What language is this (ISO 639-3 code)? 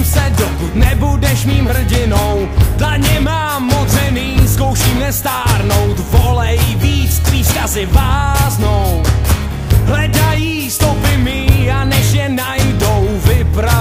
ces